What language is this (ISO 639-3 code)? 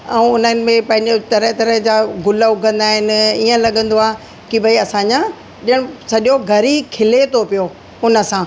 snd